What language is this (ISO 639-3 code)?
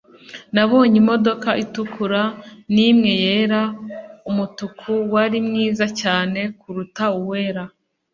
kin